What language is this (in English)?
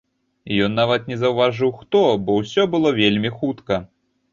Belarusian